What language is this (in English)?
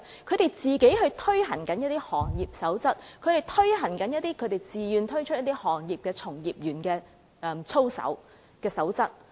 Cantonese